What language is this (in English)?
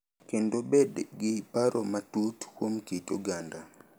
Luo (Kenya and Tanzania)